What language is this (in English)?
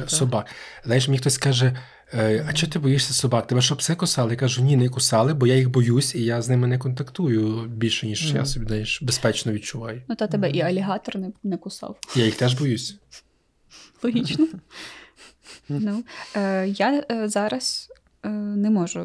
Ukrainian